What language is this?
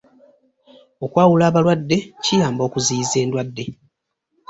Ganda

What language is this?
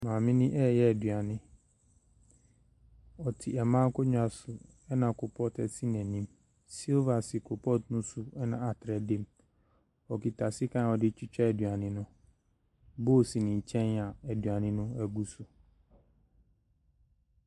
Akan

